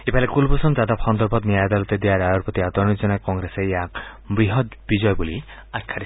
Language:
Assamese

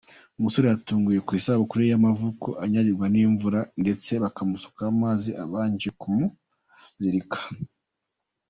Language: Kinyarwanda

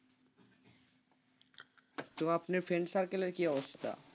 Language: Bangla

